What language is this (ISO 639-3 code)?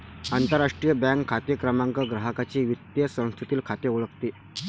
mar